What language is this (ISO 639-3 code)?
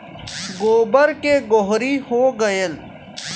bho